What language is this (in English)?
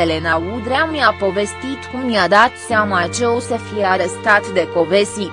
Romanian